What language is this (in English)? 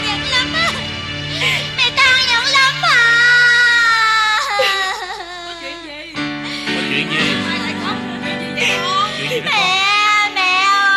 Vietnamese